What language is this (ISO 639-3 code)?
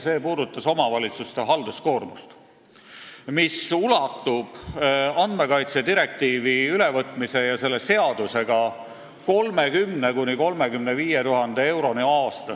est